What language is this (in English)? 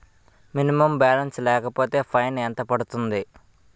Telugu